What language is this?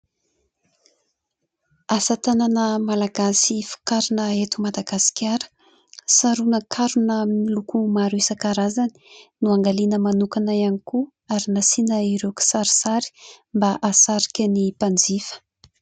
Malagasy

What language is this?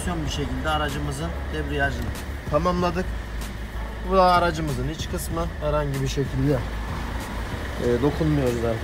Turkish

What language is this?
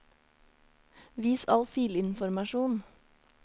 Norwegian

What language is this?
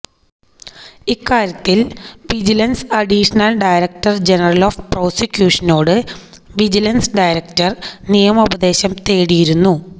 Malayalam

